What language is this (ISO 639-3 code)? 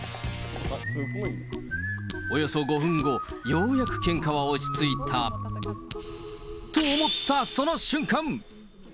jpn